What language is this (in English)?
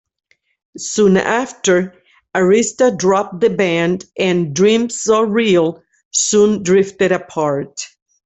English